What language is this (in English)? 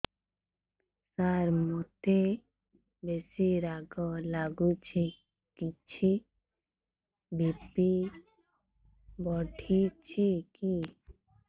Odia